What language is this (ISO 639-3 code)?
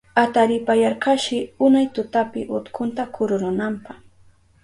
qup